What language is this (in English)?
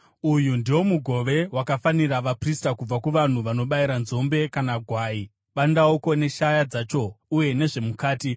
Shona